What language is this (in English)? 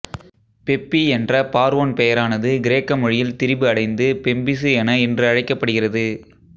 Tamil